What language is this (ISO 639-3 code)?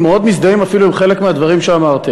heb